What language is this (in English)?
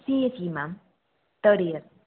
Tamil